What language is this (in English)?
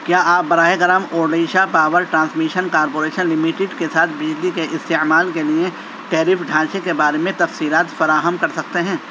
Urdu